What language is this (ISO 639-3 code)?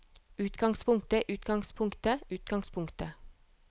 nor